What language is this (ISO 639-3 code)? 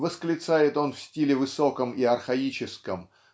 rus